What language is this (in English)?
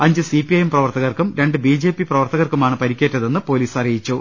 Malayalam